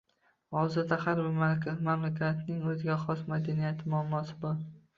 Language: Uzbek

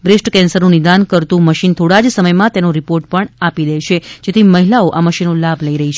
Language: Gujarati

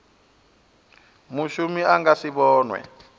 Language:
Venda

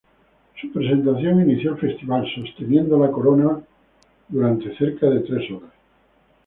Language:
Spanish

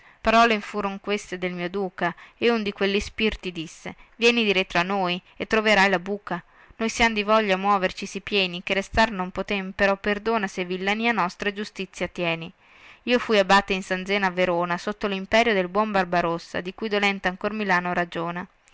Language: Italian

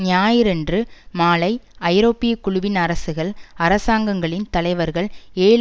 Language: Tamil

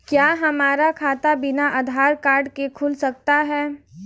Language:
Hindi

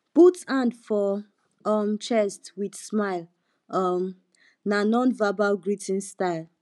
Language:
Nigerian Pidgin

